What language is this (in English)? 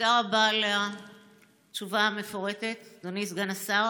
Hebrew